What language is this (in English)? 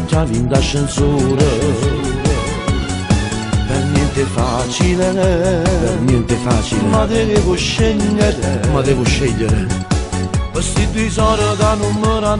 Romanian